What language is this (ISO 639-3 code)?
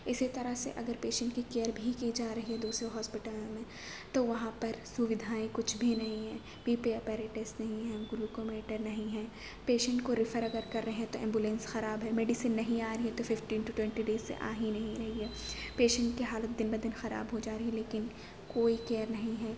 urd